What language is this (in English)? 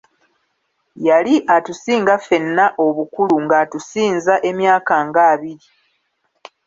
Ganda